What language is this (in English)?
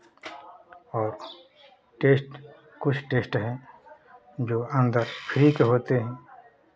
Hindi